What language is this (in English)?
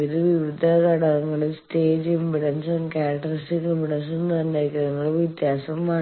Malayalam